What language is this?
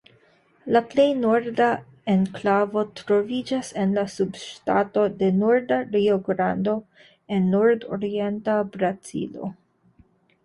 Esperanto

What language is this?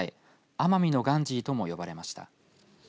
Japanese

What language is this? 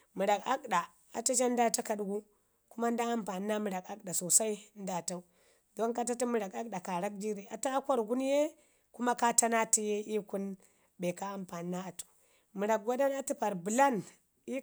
Ngizim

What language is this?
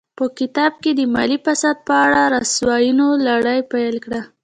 Pashto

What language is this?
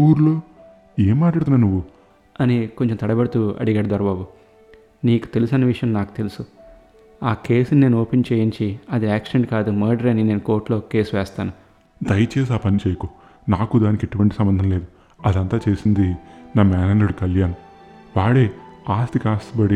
Telugu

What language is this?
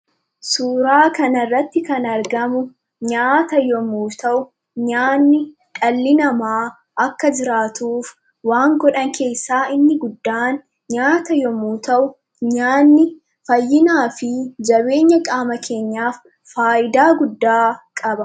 Oromo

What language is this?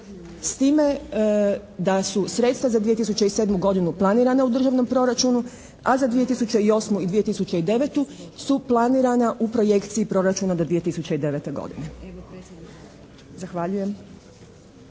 Croatian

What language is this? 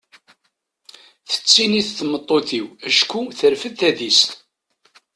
Kabyle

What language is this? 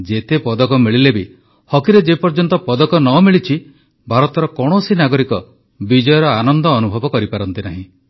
Odia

